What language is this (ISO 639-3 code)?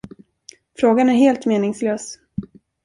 swe